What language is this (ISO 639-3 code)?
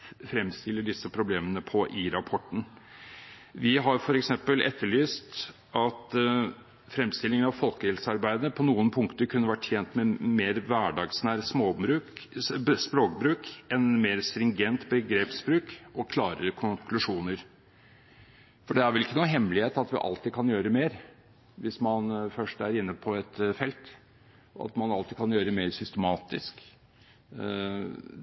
nob